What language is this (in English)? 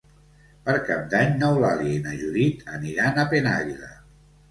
Catalan